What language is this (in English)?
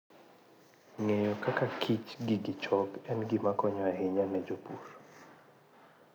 Luo (Kenya and Tanzania)